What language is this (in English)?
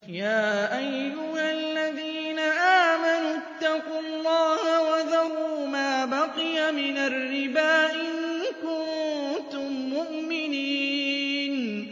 Arabic